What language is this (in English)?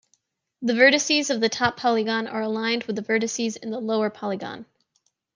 English